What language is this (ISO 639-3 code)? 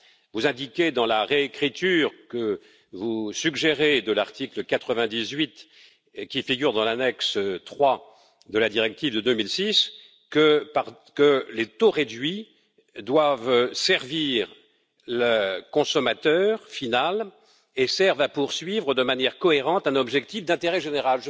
fra